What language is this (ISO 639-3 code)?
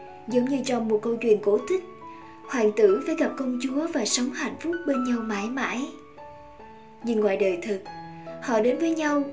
vie